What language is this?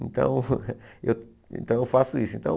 Portuguese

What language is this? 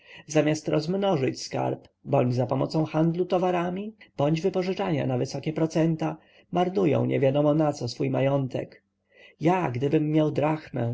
Polish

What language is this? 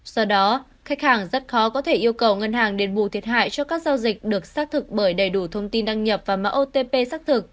Vietnamese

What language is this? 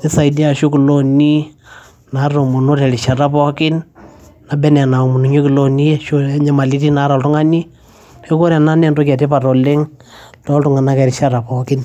Masai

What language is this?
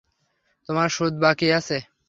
Bangla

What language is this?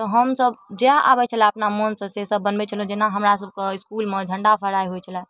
Maithili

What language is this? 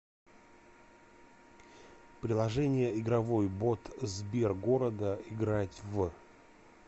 Russian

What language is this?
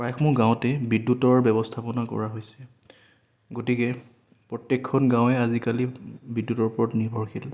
Assamese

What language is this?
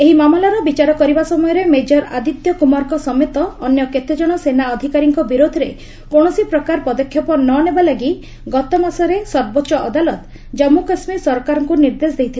Odia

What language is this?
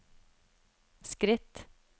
Norwegian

